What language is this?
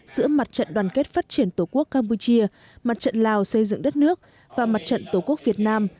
Vietnamese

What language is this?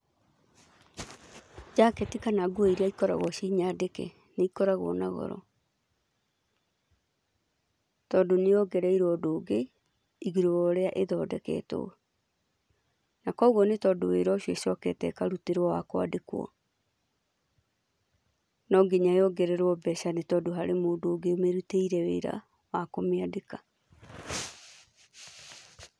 Kikuyu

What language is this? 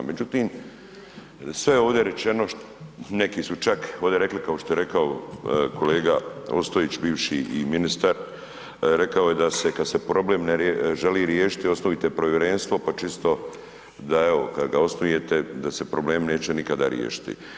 Croatian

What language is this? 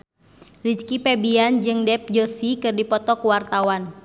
Sundanese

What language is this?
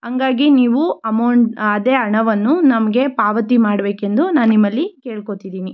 Kannada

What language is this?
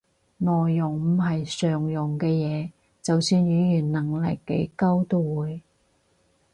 Cantonese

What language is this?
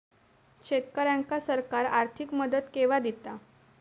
Marathi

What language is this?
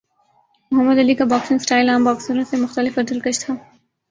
Urdu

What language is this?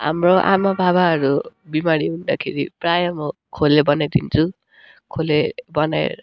Nepali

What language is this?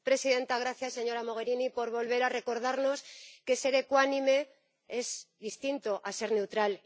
Spanish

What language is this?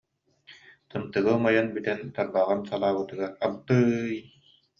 Yakut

